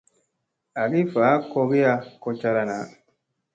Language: Musey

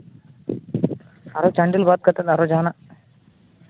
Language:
Santali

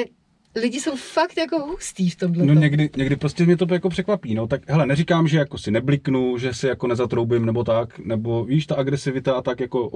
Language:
Czech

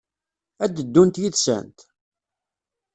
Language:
Kabyle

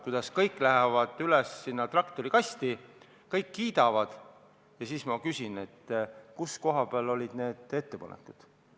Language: Estonian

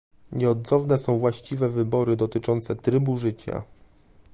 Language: Polish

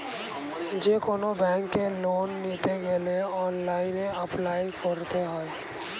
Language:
Bangla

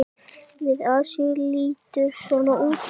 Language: Icelandic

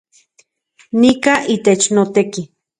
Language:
Central Puebla Nahuatl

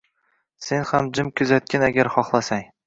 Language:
Uzbek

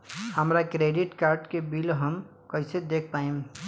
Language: Bhojpuri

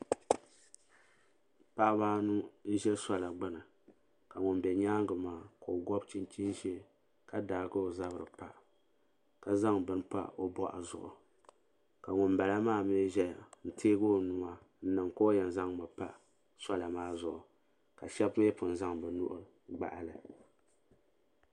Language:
Dagbani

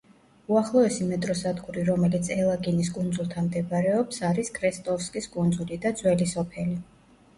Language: Georgian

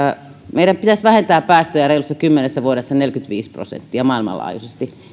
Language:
Finnish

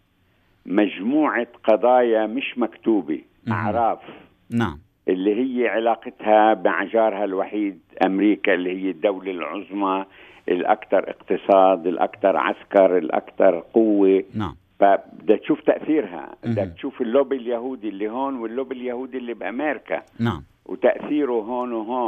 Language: Arabic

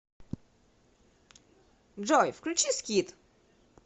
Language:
Russian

